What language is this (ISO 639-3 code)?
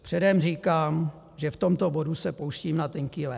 ces